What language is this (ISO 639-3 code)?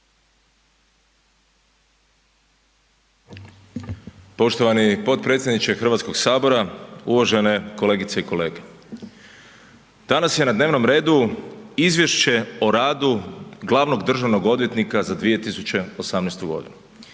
hrv